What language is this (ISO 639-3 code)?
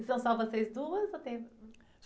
por